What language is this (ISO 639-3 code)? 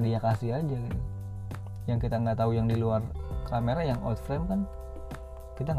ind